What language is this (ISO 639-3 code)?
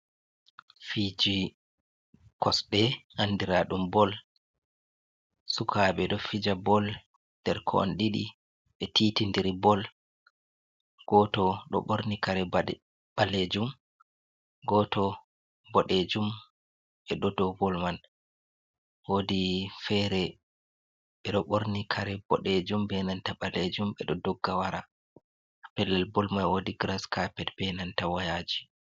ful